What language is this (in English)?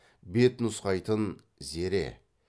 Kazakh